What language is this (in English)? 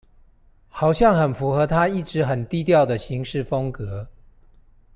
Chinese